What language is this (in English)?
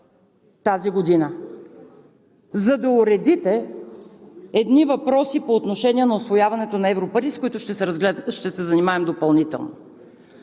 Bulgarian